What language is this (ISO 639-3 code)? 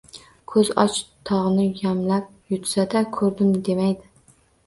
uzb